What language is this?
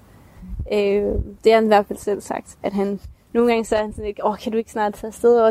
Danish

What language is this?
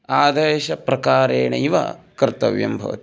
Sanskrit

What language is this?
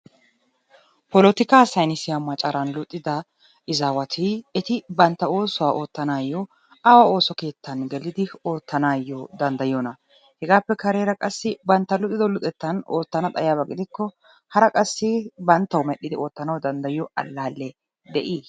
Wolaytta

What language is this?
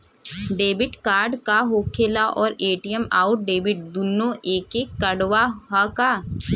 Bhojpuri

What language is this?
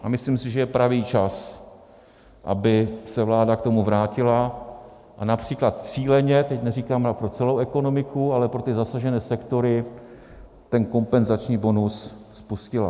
Czech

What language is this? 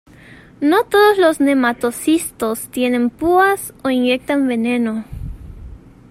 Spanish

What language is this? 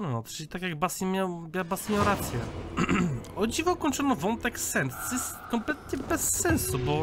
Polish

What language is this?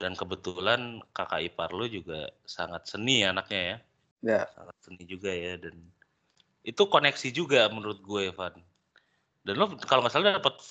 Indonesian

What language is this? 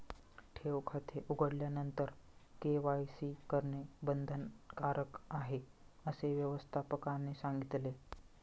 Marathi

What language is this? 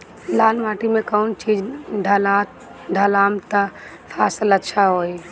Bhojpuri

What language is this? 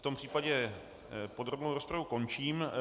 Czech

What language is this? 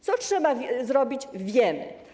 Polish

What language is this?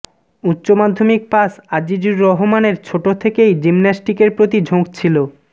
Bangla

